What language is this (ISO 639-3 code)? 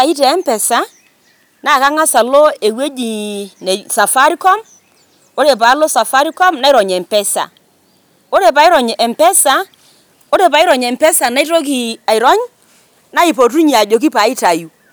mas